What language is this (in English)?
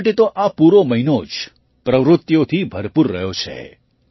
Gujarati